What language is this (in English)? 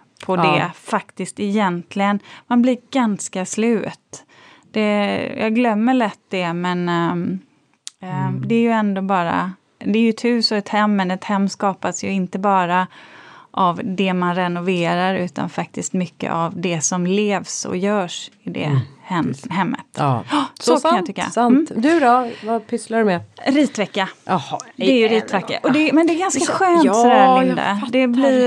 Swedish